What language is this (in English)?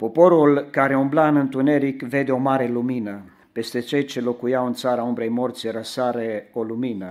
Romanian